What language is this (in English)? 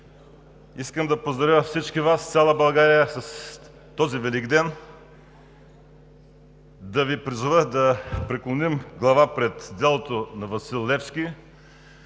Bulgarian